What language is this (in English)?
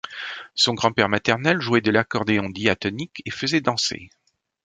French